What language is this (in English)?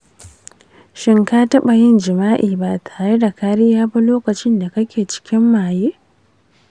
Hausa